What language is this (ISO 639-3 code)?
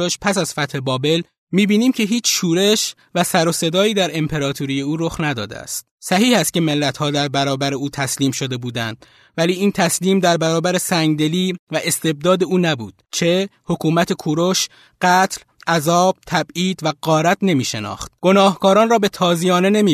fas